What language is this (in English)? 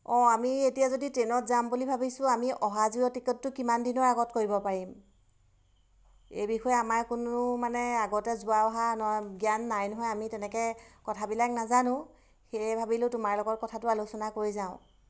Assamese